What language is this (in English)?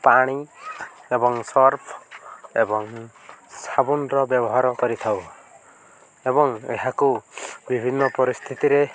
Odia